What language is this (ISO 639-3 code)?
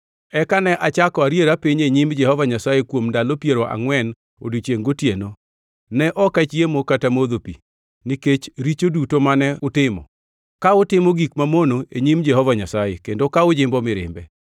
luo